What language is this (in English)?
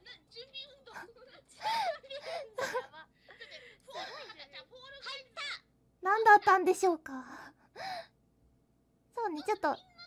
Japanese